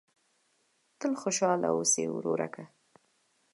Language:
Pashto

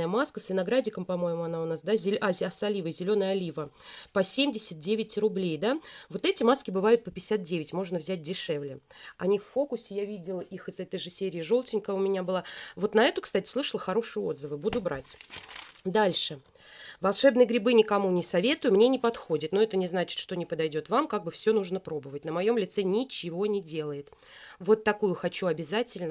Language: Russian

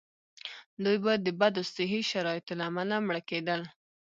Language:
Pashto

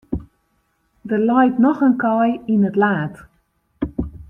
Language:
Western Frisian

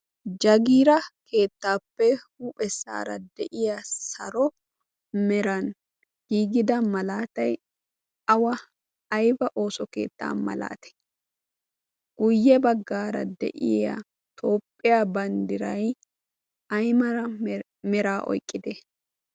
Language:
Wolaytta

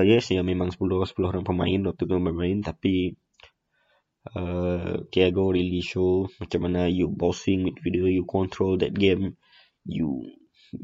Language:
Malay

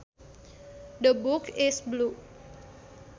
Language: Sundanese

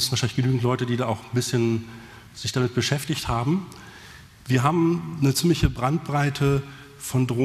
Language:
German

